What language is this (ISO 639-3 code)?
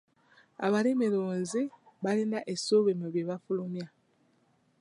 lug